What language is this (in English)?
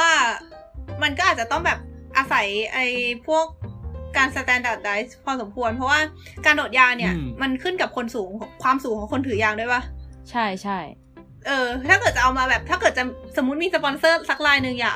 Thai